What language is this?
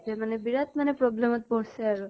Assamese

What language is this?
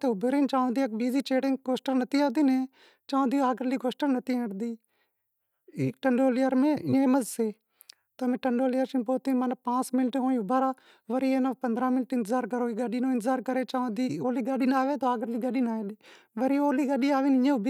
Wadiyara Koli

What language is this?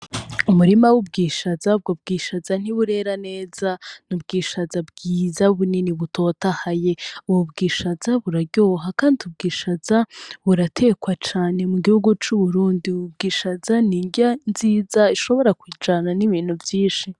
Rundi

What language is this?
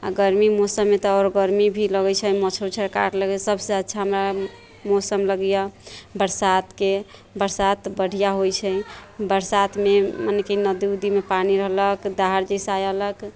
Maithili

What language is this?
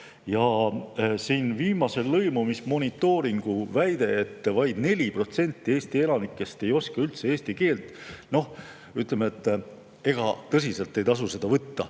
Estonian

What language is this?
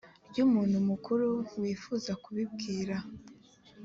Kinyarwanda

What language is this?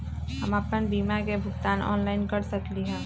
Magahi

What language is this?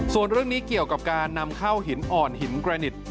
Thai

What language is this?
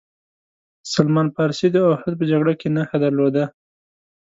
Pashto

